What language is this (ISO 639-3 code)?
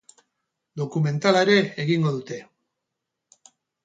eus